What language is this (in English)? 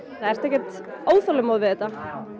Icelandic